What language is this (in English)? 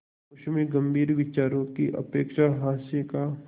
Hindi